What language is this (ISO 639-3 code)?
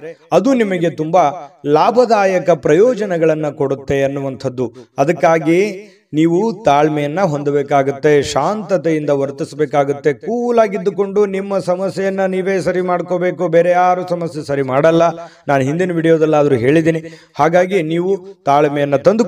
kan